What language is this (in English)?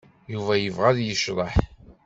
Kabyle